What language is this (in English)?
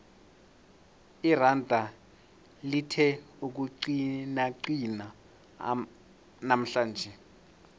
South Ndebele